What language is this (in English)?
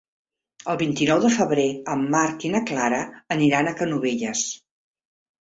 Catalan